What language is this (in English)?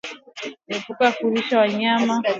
Swahili